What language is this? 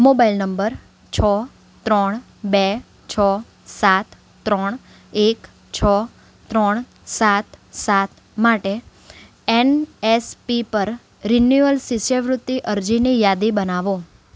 Gujarati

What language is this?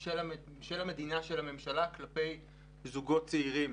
Hebrew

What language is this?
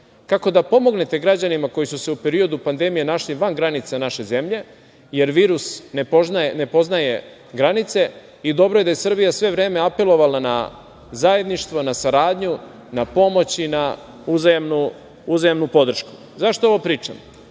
Serbian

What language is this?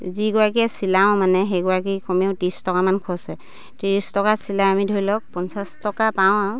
Assamese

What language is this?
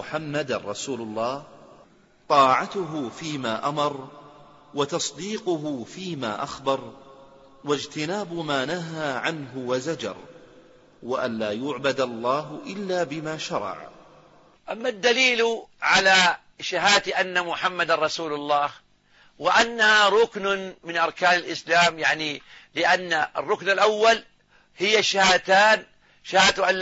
Arabic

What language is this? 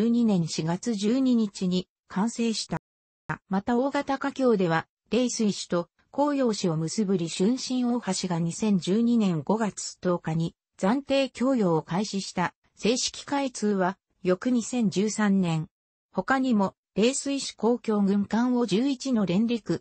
Japanese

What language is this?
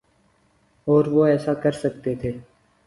Urdu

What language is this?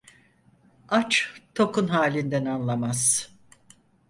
Turkish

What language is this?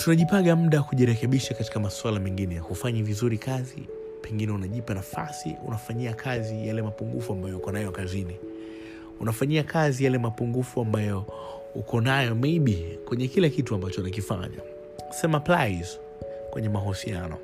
Swahili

